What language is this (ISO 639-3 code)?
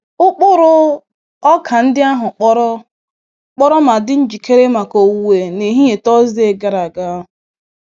ibo